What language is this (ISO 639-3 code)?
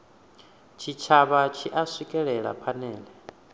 ven